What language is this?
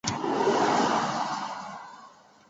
Chinese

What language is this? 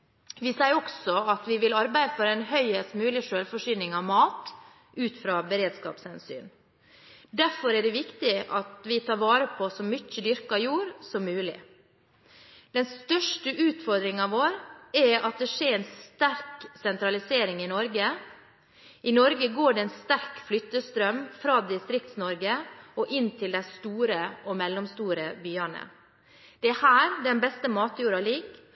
Norwegian Bokmål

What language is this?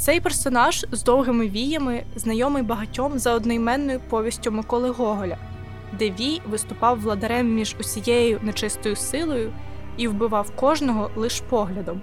Ukrainian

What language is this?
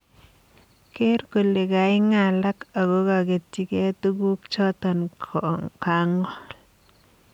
Kalenjin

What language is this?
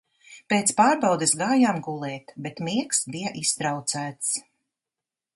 Latvian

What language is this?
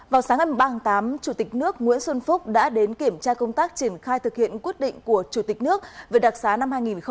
Vietnamese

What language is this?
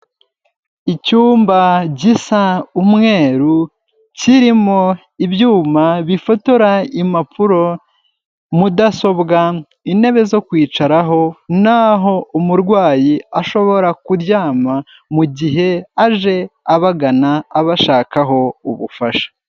Kinyarwanda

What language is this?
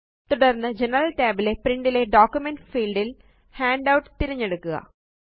Malayalam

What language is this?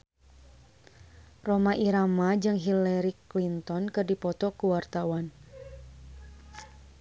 Sundanese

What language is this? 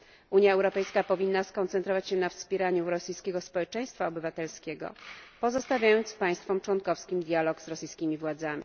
Polish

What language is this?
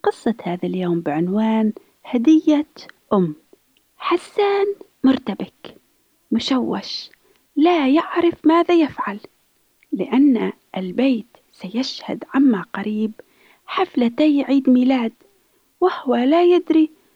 Arabic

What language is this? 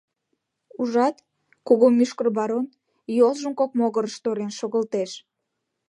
Mari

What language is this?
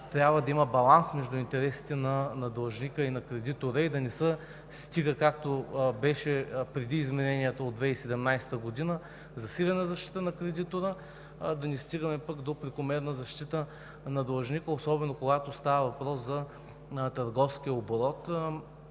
Bulgarian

